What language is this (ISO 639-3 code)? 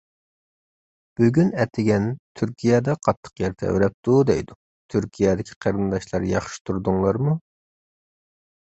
uig